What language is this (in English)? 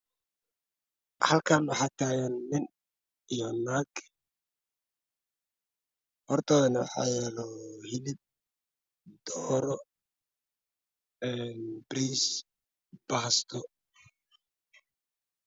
Somali